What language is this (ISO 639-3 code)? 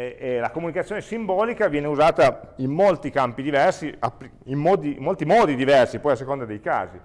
ita